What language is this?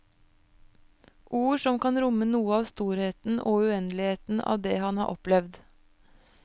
Norwegian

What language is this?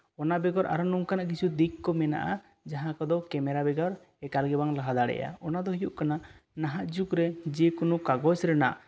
Santali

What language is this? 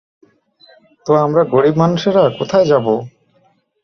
Bangla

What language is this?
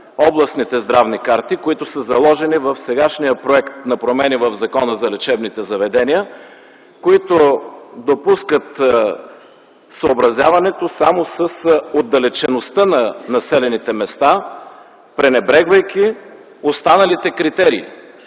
Bulgarian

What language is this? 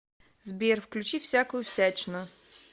Russian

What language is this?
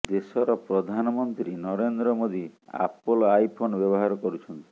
Odia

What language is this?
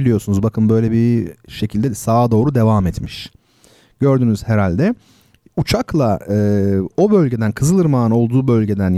Turkish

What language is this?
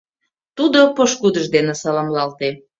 Mari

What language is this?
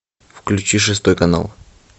Russian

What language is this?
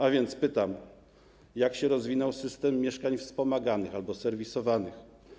Polish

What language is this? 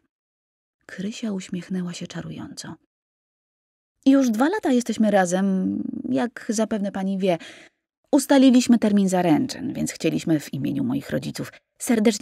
Polish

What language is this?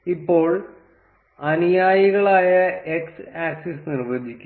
Malayalam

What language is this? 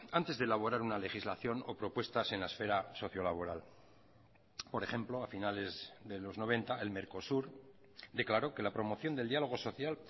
Spanish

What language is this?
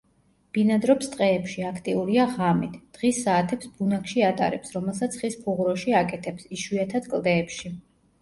Georgian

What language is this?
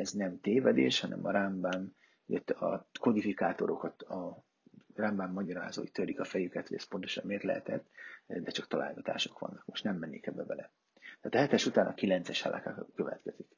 Hungarian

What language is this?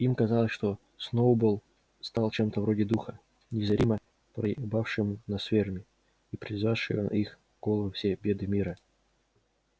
Russian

